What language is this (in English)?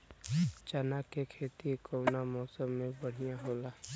Bhojpuri